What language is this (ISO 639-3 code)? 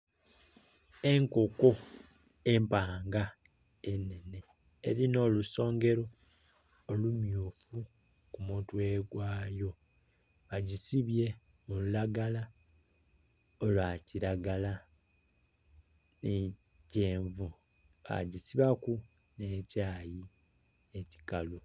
xog